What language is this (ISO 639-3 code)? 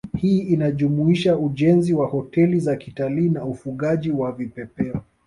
swa